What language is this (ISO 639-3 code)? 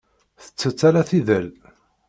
kab